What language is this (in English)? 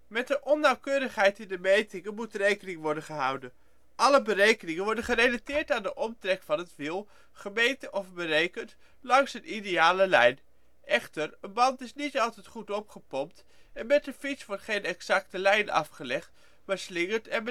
Dutch